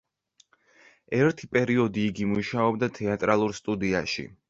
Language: Georgian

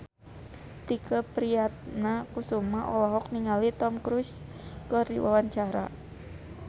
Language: Sundanese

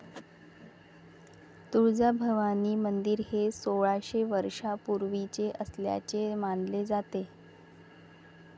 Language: Marathi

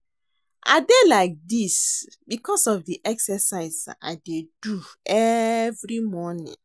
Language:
Nigerian Pidgin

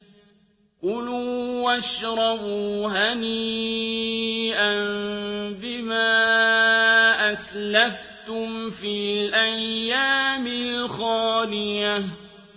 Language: Arabic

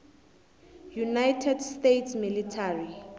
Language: South Ndebele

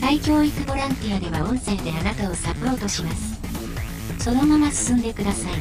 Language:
Japanese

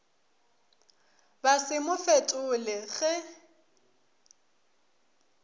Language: Northern Sotho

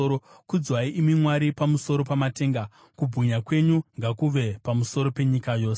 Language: Shona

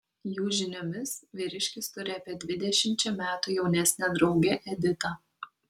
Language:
Lithuanian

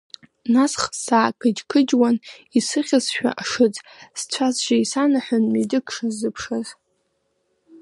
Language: Abkhazian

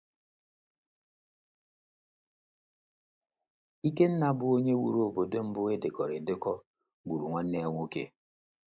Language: Igbo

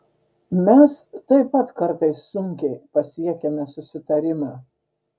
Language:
Lithuanian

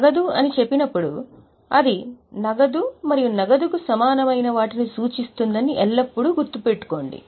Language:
Telugu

